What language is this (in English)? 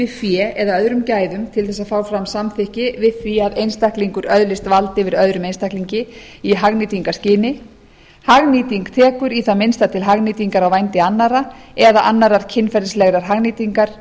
Icelandic